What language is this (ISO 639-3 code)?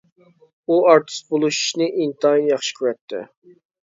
uig